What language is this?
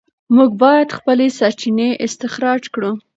Pashto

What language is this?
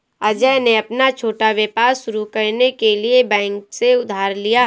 Hindi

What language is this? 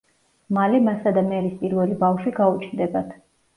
Georgian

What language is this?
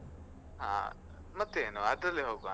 Kannada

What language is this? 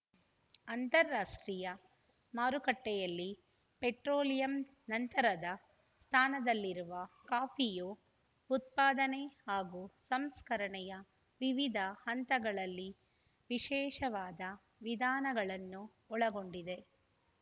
Kannada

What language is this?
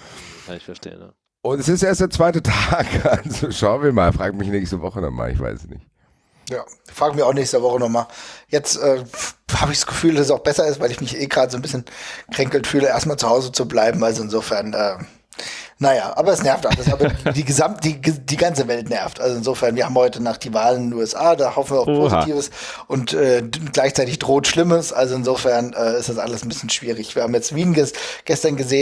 German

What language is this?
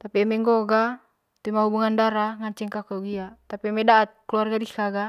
Manggarai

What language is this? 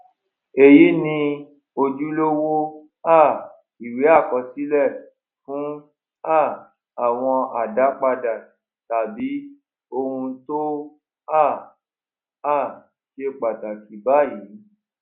Yoruba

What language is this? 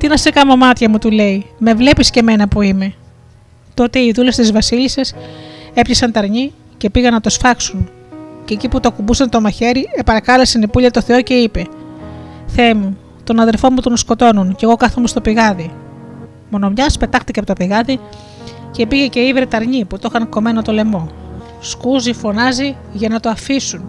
Greek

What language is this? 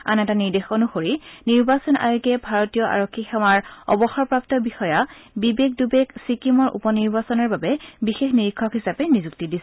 Assamese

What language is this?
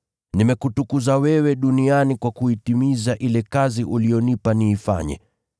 Swahili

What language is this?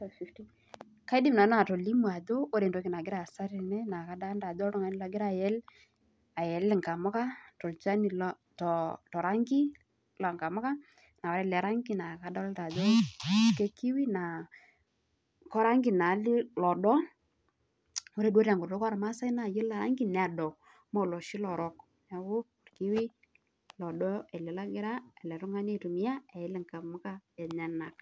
Masai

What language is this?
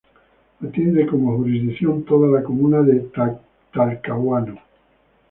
Spanish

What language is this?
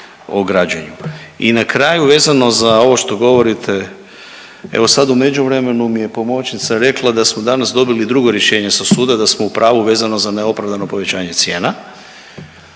Croatian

